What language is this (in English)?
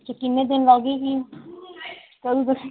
Dogri